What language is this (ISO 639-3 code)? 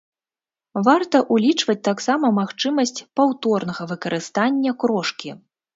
bel